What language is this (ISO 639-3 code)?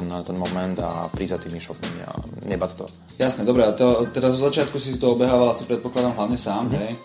slk